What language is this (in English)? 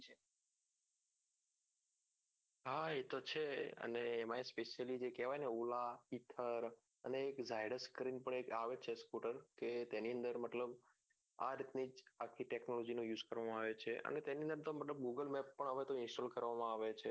Gujarati